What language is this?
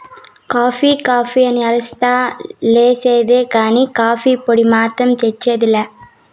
Telugu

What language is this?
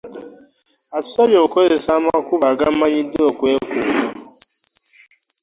Ganda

